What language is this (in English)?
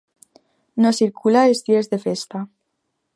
Catalan